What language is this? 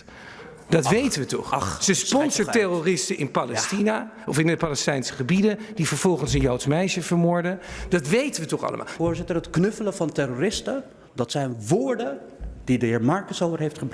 Dutch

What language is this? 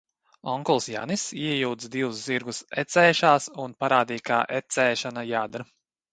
Latvian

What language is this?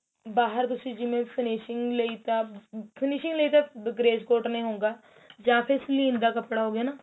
Punjabi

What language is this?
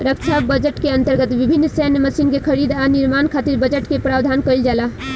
Bhojpuri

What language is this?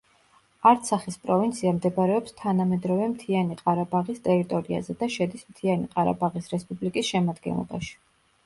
Georgian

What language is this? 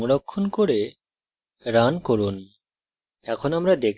Bangla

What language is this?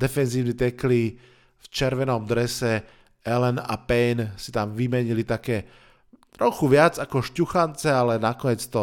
Slovak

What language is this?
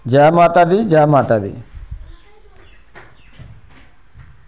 Dogri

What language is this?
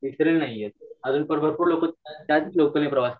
Marathi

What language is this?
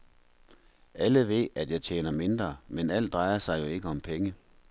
Danish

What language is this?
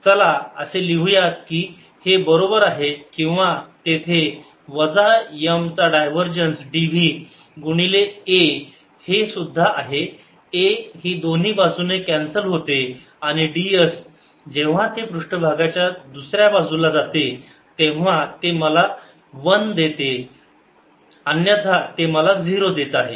Marathi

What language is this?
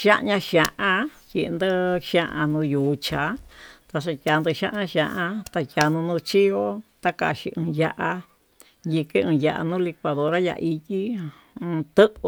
Tututepec Mixtec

